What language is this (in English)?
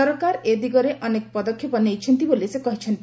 Odia